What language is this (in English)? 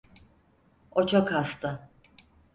Turkish